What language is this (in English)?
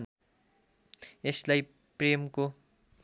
Nepali